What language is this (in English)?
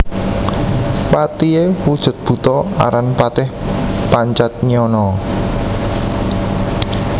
Javanese